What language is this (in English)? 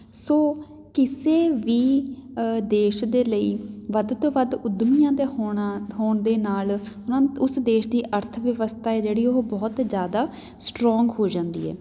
Punjabi